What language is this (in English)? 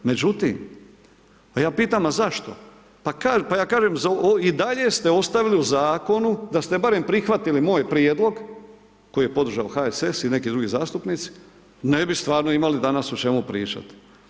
Croatian